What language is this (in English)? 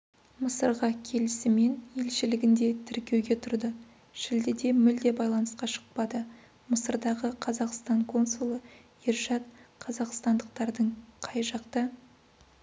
Kazakh